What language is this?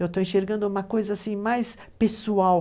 Portuguese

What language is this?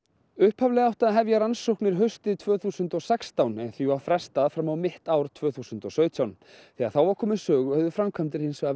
Icelandic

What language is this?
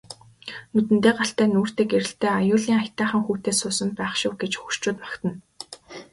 Mongolian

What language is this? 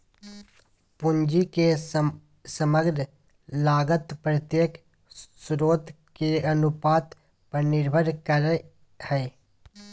Magahi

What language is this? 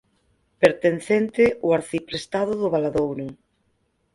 Galician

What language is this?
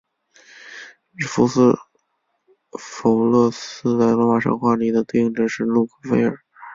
Chinese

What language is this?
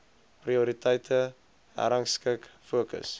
Afrikaans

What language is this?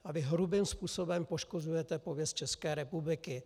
Czech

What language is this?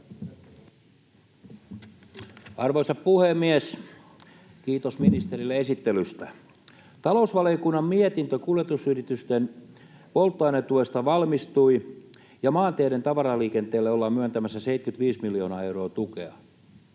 Finnish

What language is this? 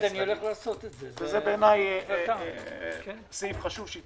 Hebrew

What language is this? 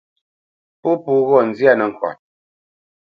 Bamenyam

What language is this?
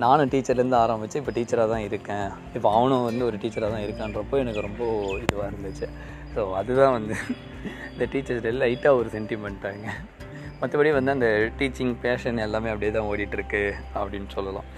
Tamil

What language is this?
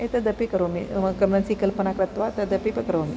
Sanskrit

